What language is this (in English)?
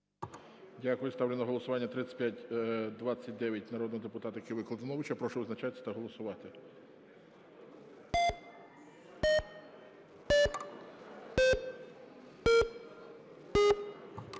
Ukrainian